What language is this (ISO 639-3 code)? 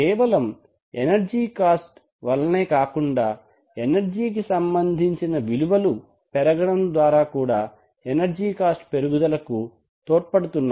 tel